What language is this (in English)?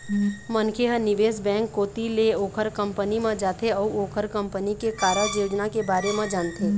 Chhattisgarhi